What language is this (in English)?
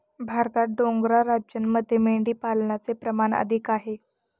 Marathi